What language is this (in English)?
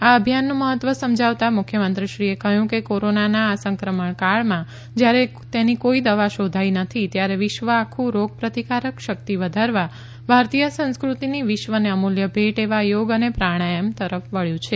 Gujarati